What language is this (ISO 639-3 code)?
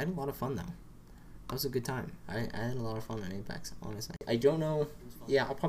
eng